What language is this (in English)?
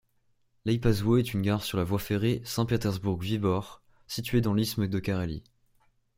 French